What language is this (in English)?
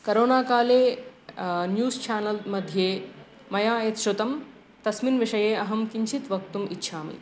Sanskrit